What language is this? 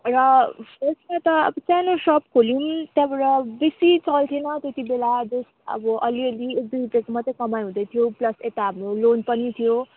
Nepali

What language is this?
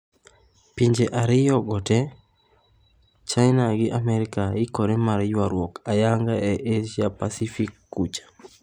Luo (Kenya and Tanzania)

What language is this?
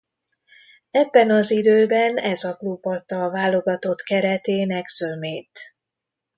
Hungarian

